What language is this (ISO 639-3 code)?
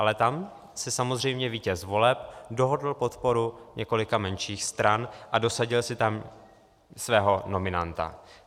ces